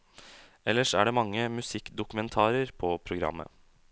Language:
Norwegian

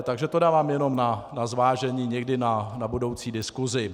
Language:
Czech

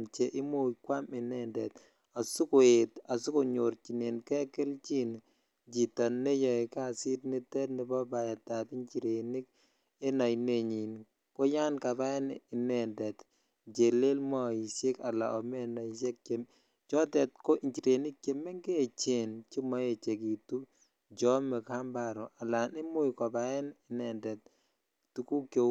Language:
Kalenjin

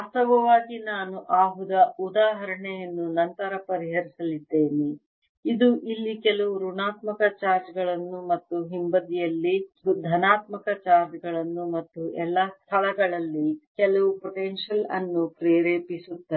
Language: Kannada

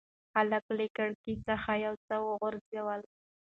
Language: Pashto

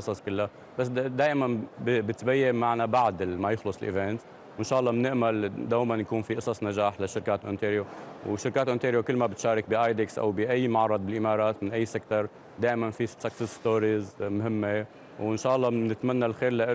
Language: Arabic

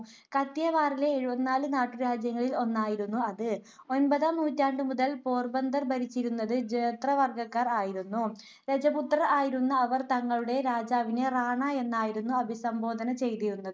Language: Malayalam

